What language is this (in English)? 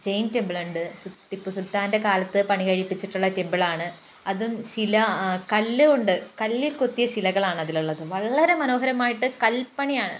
Malayalam